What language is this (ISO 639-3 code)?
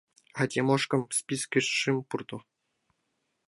chm